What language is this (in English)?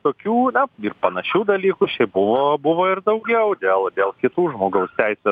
Lithuanian